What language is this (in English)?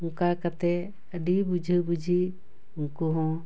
Santali